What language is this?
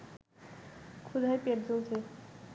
Bangla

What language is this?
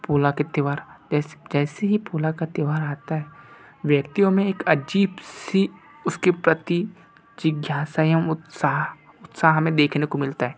Hindi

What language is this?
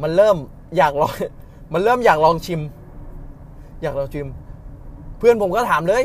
Thai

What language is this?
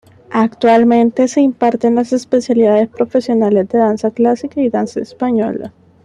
Spanish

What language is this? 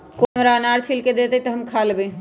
Magahi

